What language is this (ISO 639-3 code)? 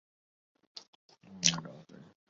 urd